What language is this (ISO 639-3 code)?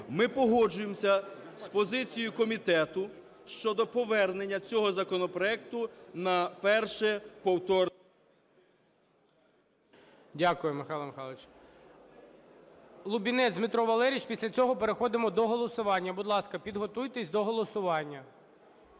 ukr